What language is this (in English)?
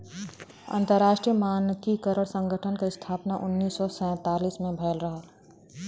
Bhojpuri